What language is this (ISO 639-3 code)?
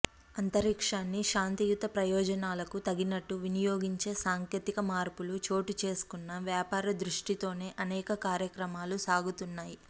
tel